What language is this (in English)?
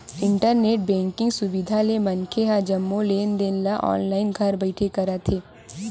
Chhattisgarhi